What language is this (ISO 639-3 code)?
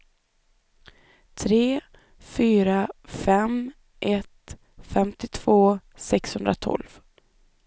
swe